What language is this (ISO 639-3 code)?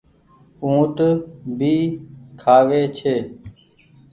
gig